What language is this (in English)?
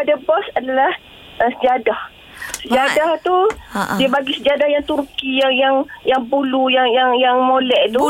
Malay